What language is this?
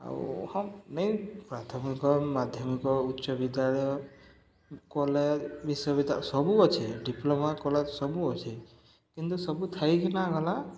Odia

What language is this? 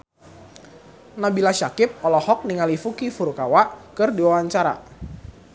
Sundanese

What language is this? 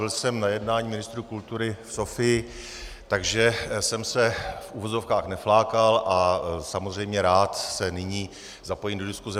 Czech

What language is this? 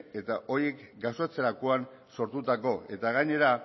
Basque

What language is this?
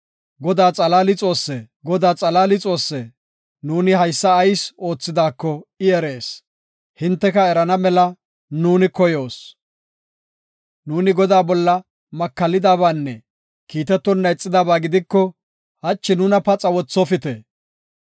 Gofa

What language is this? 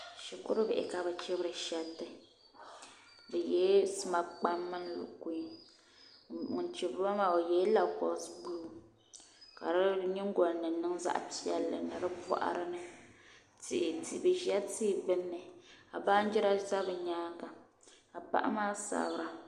Dagbani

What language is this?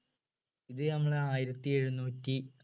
Malayalam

